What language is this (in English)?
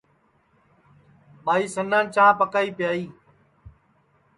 Sansi